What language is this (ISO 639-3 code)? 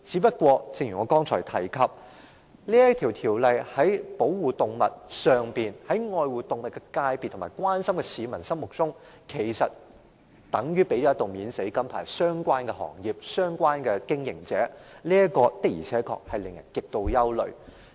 yue